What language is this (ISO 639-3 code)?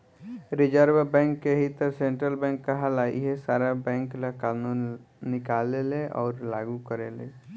bho